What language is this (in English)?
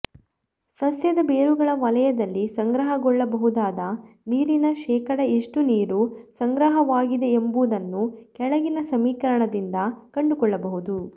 Kannada